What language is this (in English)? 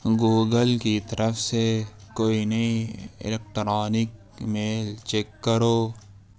Urdu